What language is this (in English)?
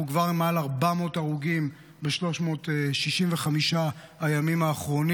Hebrew